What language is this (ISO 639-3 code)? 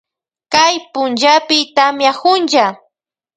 qvj